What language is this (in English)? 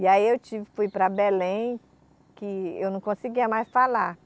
Portuguese